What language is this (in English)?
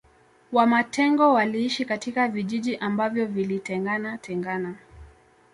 Swahili